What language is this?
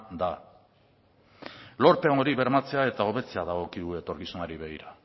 Basque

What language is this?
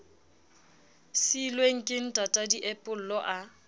Southern Sotho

